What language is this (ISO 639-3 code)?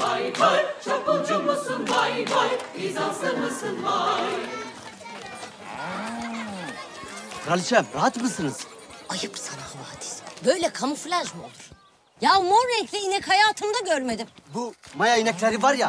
tur